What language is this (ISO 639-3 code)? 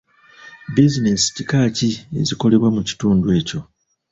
lug